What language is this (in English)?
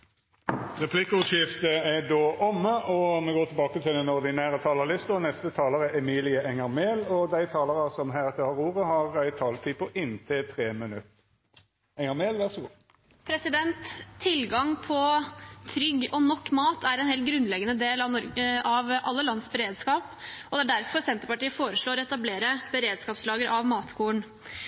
Norwegian